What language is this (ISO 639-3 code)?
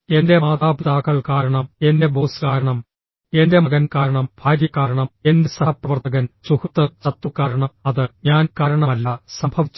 mal